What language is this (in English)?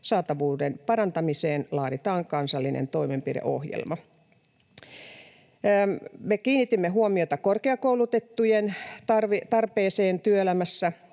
Finnish